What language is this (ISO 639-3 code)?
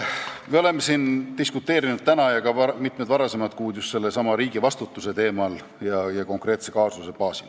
est